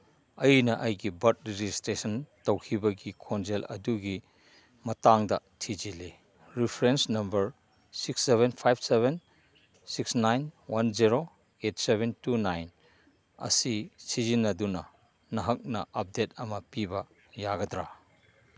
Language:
Manipuri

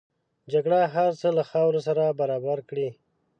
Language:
Pashto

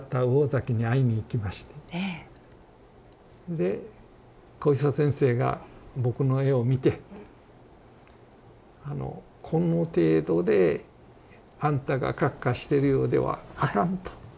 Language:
Japanese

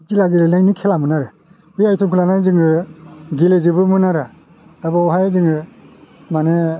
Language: Bodo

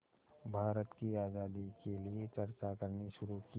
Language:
Hindi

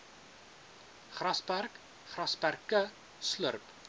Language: Afrikaans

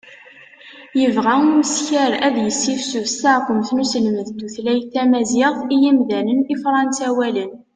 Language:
Kabyle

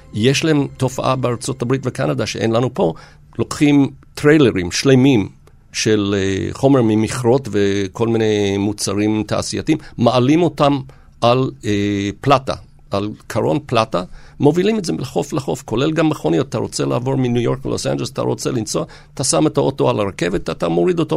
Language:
Hebrew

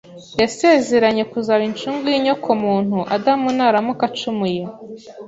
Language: Kinyarwanda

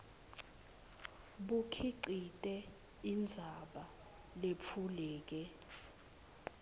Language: Swati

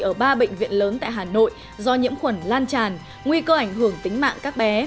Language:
Vietnamese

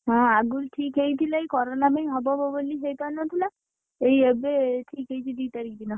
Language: Odia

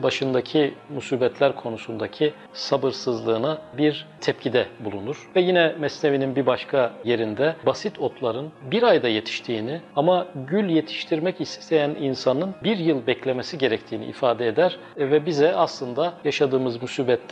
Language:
Turkish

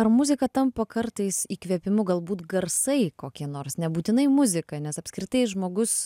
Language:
Lithuanian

